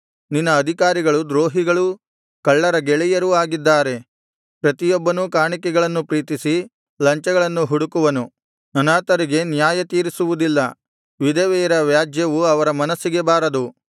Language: Kannada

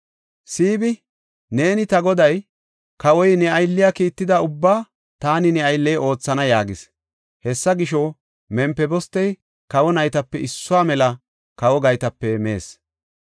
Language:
Gofa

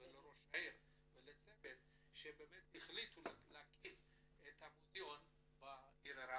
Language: Hebrew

